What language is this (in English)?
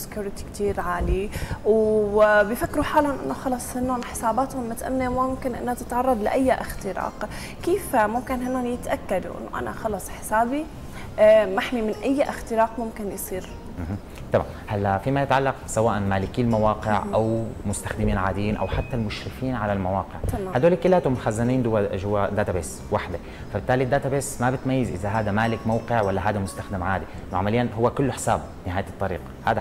Arabic